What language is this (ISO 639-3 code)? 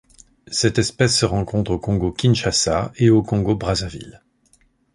fra